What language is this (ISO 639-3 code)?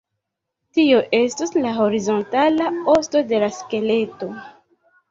epo